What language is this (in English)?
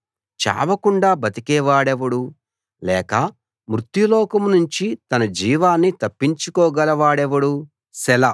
Telugu